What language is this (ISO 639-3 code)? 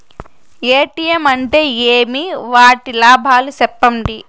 tel